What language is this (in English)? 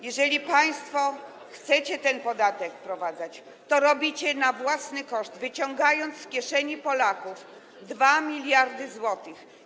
Polish